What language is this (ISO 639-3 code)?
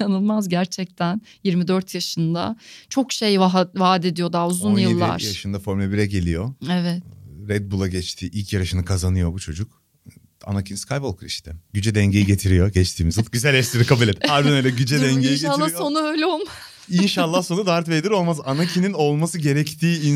tur